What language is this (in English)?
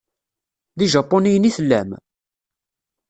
Kabyle